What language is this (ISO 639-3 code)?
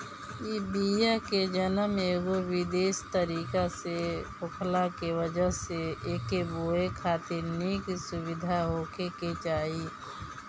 bho